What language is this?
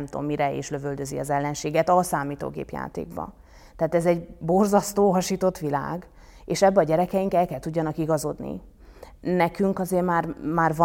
Hungarian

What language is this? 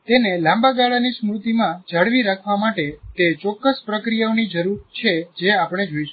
Gujarati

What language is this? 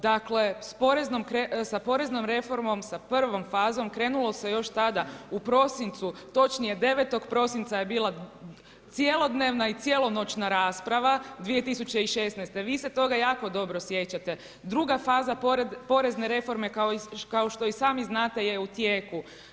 Croatian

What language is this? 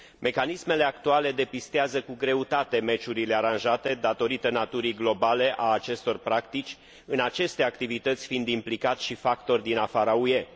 Romanian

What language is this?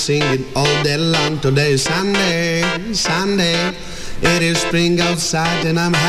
Russian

